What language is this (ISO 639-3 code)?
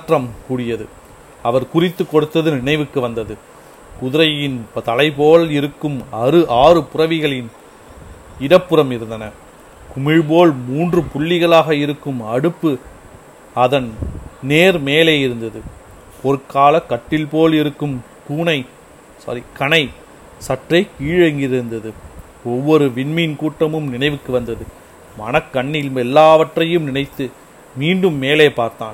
tam